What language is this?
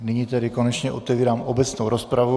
Czech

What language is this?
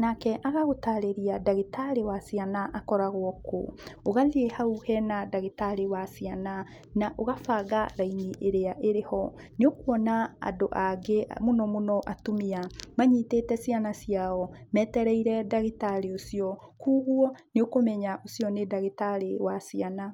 Kikuyu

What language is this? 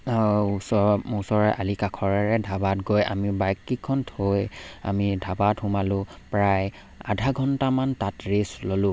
Assamese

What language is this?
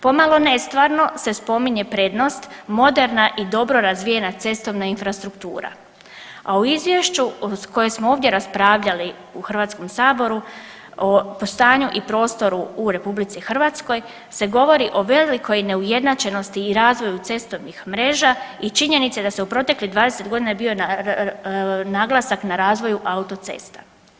Croatian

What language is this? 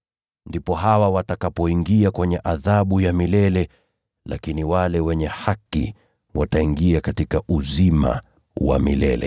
Swahili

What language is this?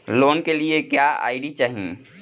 Bhojpuri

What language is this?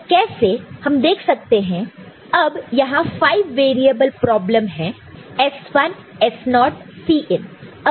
Hindi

